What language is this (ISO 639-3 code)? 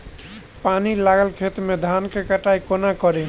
mai